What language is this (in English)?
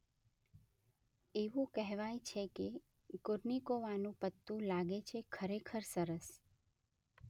Gujarati